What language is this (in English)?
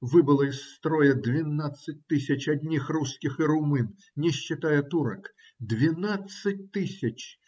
Russian